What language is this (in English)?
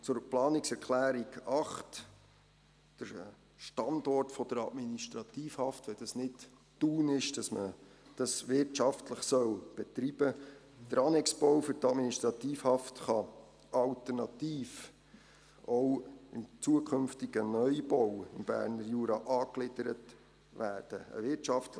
Swiss German